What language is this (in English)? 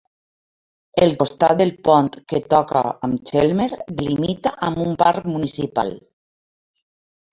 Catalan